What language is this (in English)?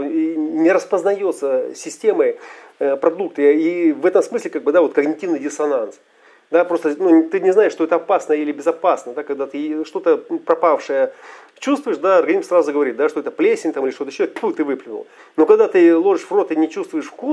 Russian